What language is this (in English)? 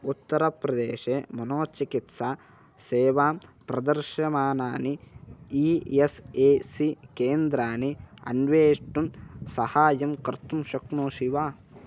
Sanskrit